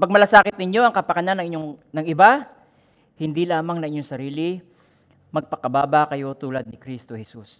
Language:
Filipino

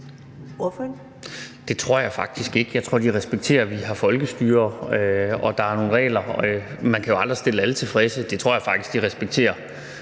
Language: Danish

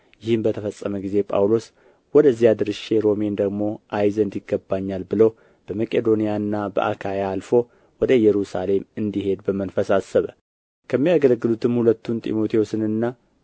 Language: Amharic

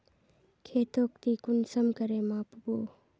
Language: Magahi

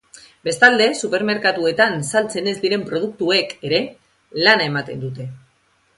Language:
Basque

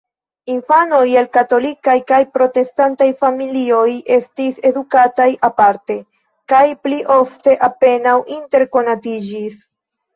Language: Esperanto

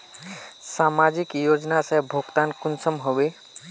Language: Magahi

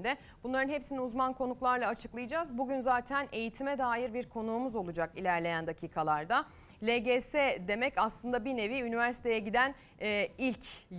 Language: Turkish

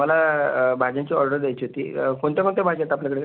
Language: Marathi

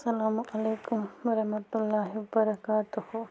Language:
Kashmiri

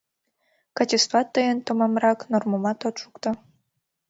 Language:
Mari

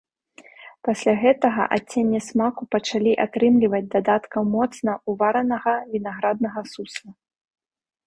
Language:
Belarusian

